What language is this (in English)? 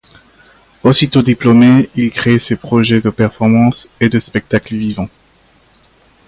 French